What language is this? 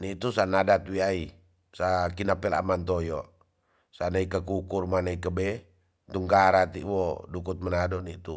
Tonsea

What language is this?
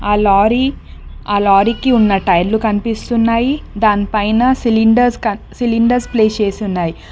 Telugu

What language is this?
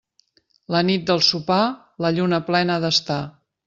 Catalan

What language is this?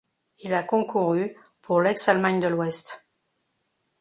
French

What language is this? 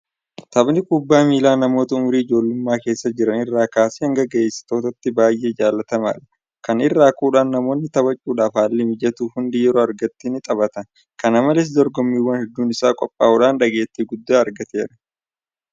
Oromo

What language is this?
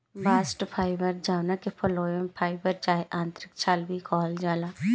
Bhojpuri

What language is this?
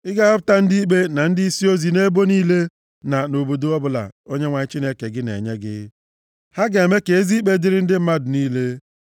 Igbo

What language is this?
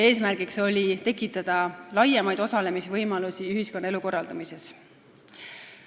Estonian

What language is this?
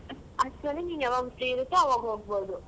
Kannada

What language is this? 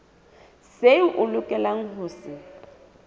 Southern Sotho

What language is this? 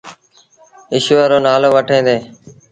Sindhi Bhil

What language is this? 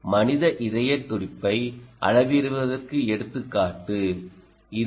Tamil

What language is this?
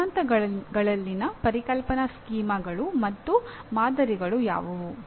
Kannada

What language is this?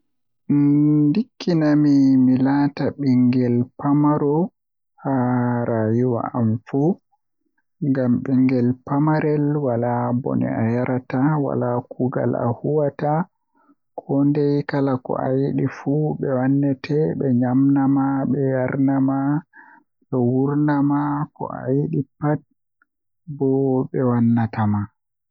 Western Niger Fulfulde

